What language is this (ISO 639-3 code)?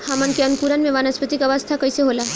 bho